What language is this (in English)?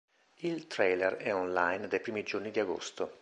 Italian